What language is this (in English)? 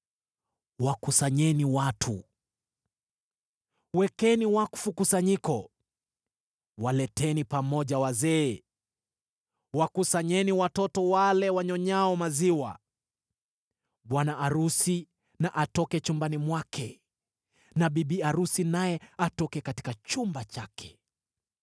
Swahili